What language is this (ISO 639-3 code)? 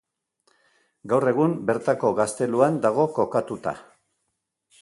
eus